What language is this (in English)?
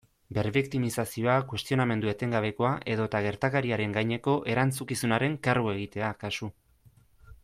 Basque